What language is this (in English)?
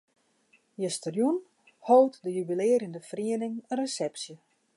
Western Frisian